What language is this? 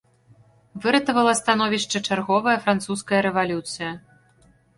Belarusian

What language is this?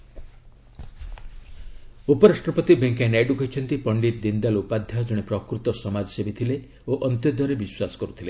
Odia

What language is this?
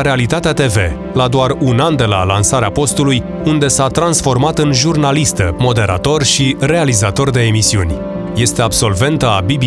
Romanian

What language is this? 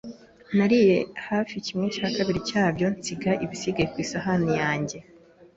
Kinyarwanda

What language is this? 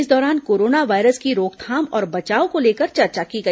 Hindi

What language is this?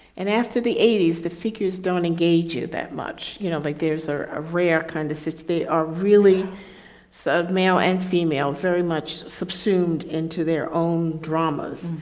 English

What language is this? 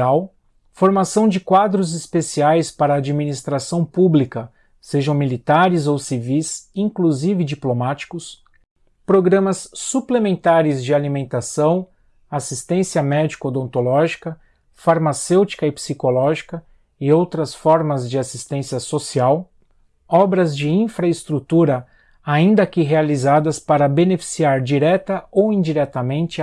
Portuguese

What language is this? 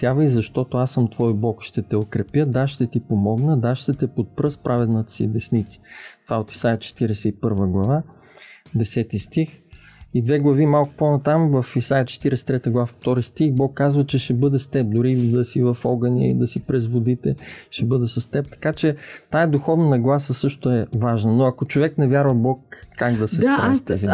Bulgarian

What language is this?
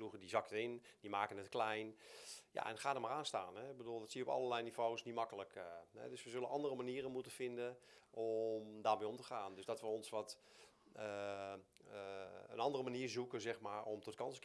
Dutch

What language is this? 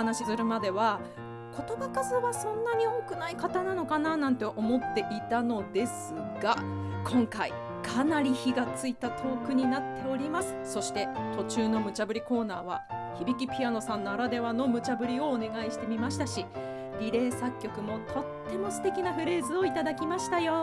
Japanese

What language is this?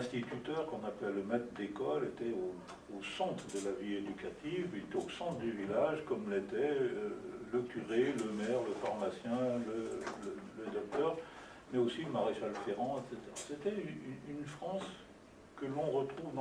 French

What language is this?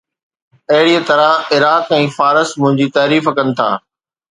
Sindhi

